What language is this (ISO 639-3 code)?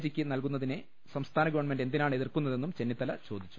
mal